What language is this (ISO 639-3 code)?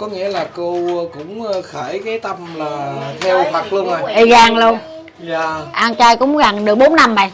vie